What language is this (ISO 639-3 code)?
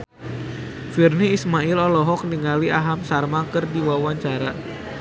sun